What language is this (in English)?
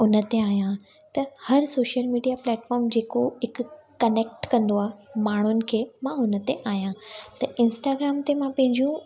Sindhi